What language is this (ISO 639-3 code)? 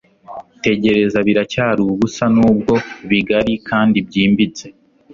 kin